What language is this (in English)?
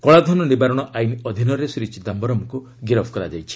Odia